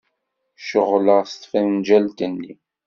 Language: Kabyle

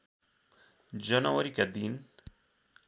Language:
Nepali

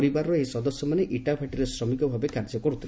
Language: Odia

